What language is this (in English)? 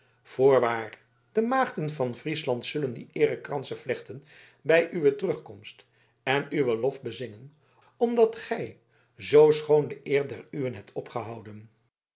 Dutch